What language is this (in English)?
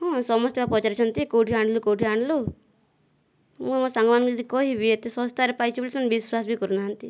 Odia